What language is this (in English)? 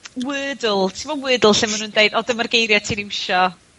Welsh